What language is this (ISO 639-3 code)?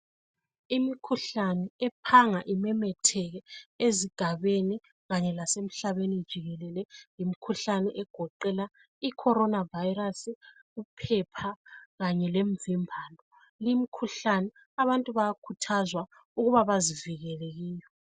nde